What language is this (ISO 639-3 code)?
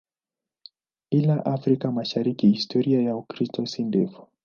swa